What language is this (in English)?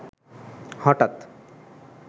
Bangla